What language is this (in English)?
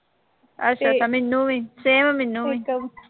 Punjabi